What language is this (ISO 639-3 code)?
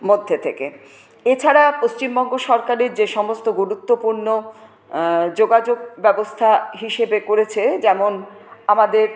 ben